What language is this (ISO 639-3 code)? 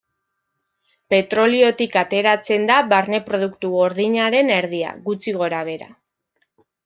eus